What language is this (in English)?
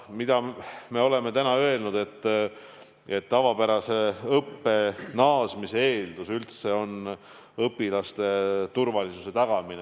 Estonian